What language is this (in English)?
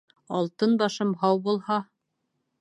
Bashkir